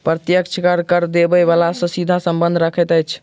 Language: Maithili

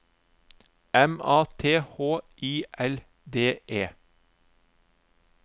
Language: Norwegian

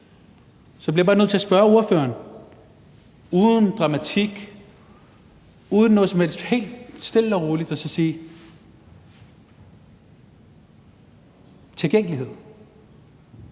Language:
Danish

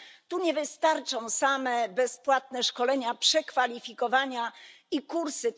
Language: Polish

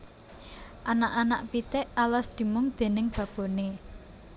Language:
Javanese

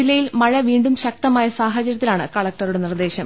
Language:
Malayalam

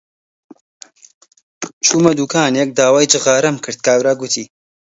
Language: Central Kurdish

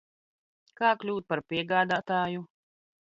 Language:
Latvian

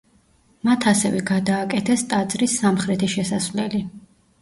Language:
Georgian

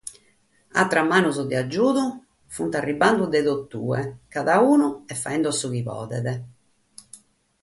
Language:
Sardinian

